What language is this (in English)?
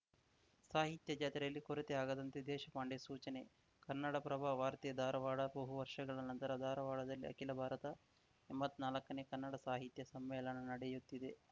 Kannada